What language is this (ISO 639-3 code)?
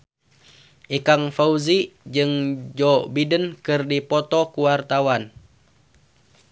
sun